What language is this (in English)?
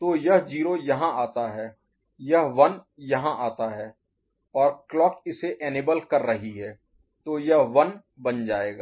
Hindi